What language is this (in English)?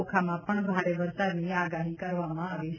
Gujarati